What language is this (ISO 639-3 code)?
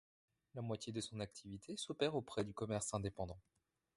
fra